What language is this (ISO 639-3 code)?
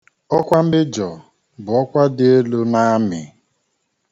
ibo